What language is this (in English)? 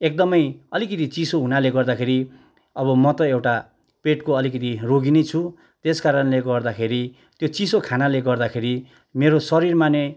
Nepali